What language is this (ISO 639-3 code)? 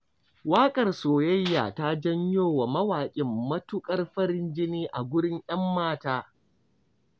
hau